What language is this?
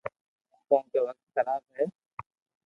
Loarki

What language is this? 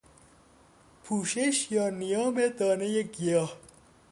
Persian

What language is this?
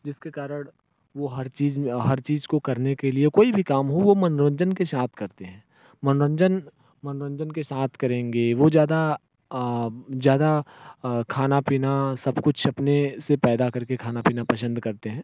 Hindi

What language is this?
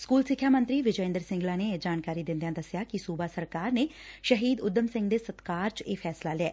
Punjabi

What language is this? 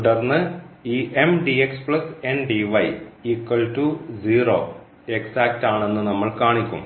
Malayalam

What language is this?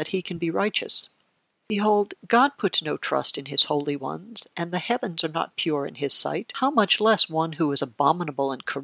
English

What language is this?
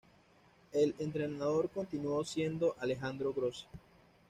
Spanish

